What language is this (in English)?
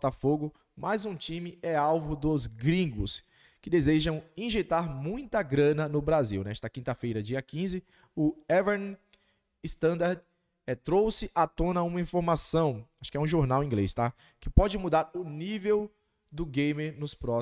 Portuguese